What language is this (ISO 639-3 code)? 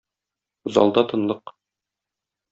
tat